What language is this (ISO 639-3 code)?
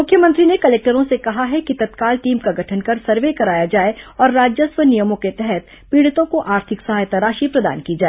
hin